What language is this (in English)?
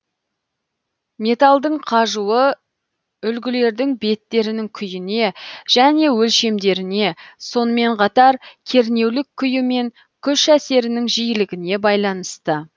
Kazakh